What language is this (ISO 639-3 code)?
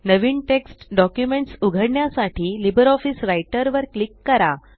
mar